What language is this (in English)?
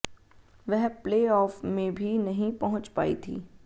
Hindi